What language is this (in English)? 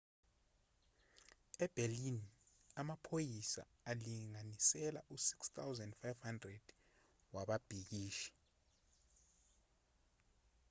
Zulu